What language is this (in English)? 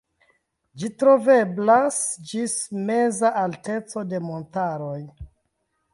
Esperanto